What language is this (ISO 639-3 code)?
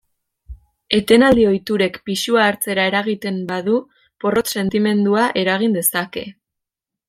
eus